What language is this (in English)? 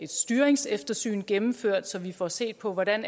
Danish